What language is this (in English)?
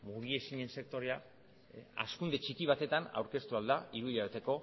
Basque